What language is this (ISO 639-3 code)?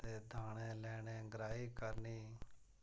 doi